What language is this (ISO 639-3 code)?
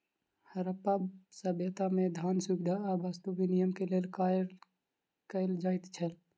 mai